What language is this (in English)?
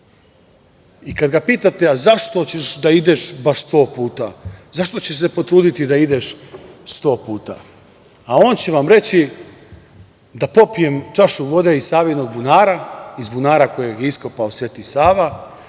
Serbian